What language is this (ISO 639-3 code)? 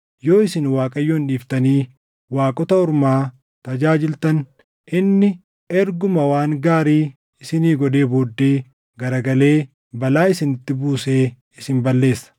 orm